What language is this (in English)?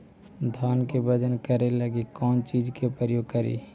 Magahi